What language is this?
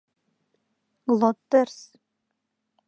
Mari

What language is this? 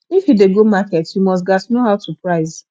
Nigerian Pidgin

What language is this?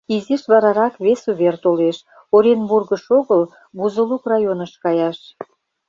Mari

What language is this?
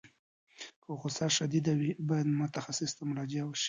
Pashto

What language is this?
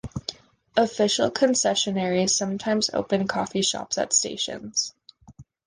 English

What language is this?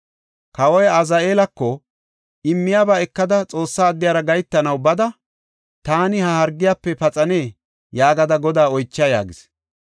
Gofa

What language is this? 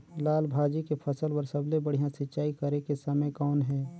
Chhattisgarhi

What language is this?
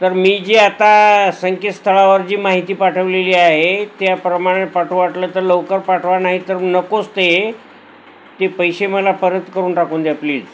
Marathi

